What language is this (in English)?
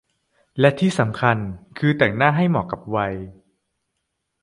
Thai